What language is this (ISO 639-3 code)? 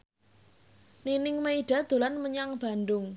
jav